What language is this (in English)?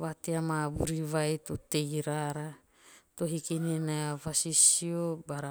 Teop